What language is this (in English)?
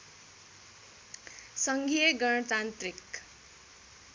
Nepali